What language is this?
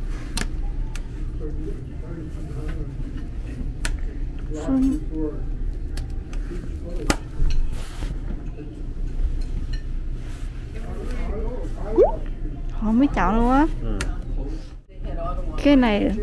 Vietnamese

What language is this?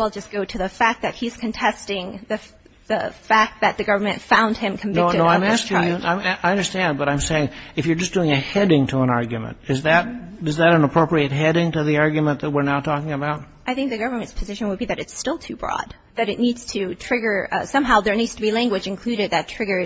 English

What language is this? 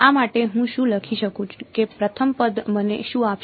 Gujarati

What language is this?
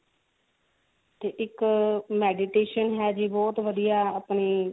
Punjabi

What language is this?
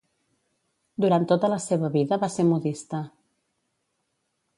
Catalan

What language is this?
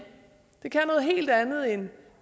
Danish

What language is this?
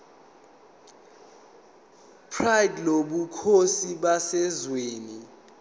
Zulu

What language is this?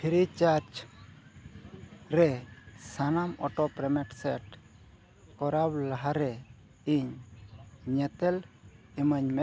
Santali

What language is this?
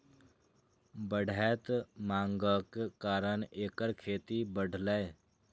Maithili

